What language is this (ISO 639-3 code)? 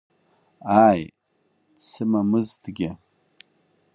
abk